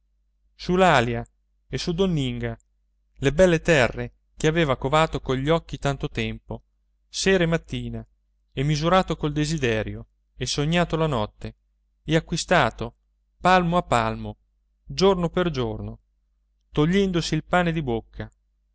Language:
Italian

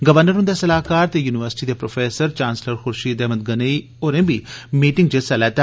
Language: Dogri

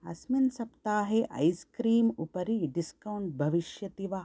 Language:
Sanskrit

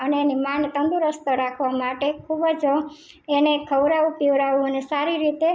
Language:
Gujarati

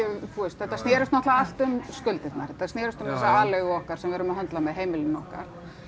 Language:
Icelandic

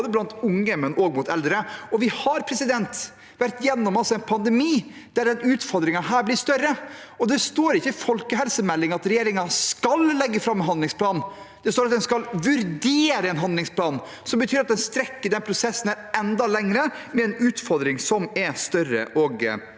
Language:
Norwegian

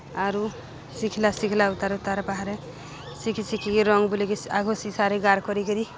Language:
Odia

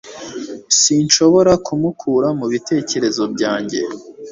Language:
Kinyarwanda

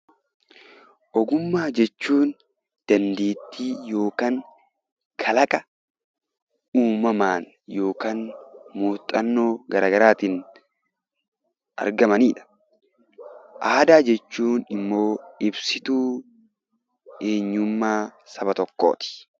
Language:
Oromo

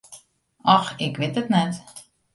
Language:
Western Frisian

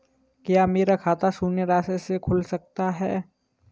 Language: Hindi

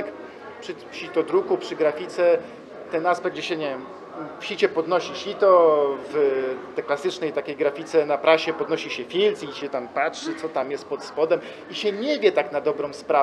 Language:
Polish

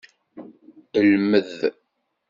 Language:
Kabyle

